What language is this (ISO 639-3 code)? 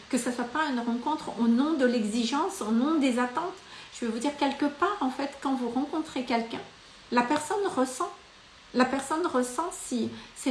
fra